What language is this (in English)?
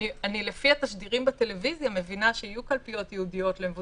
Hebrew